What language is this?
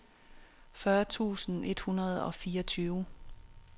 Danish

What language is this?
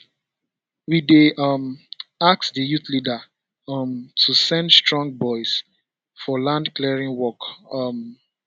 Nigerian Pidgin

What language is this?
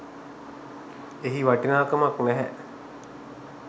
Sinhala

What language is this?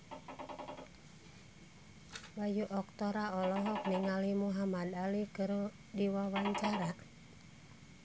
Sundanese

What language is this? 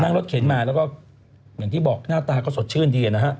Thai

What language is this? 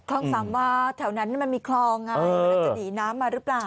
Thai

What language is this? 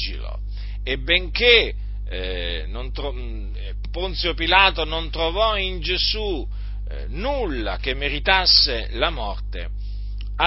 Italian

